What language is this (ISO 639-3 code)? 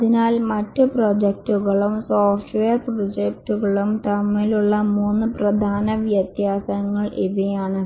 mal